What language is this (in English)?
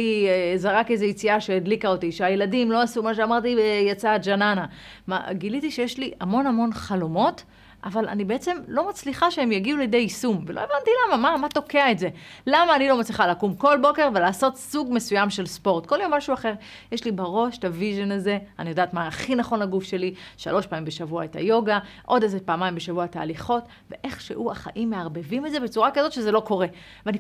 Hebrew